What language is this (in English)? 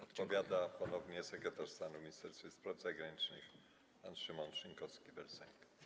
Polish